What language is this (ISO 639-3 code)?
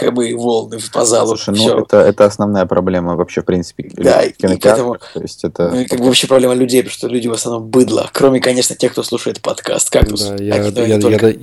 rus